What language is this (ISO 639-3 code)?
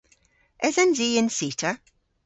cor